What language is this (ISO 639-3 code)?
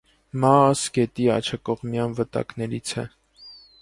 hye